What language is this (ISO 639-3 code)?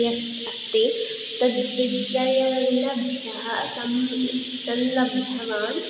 san